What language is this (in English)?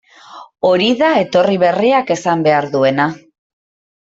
Basque